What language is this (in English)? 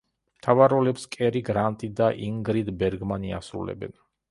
Georgian